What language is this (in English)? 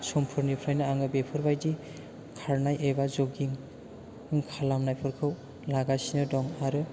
Bodo